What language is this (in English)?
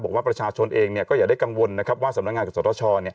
Thai